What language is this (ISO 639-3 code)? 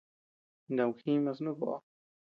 cux